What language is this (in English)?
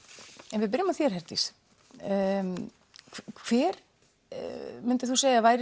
Icelandic